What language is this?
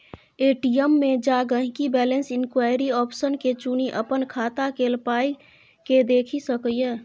Maithili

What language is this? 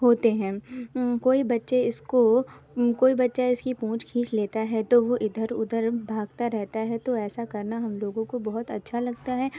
Urdu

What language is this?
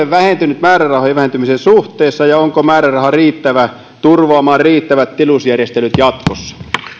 Finnish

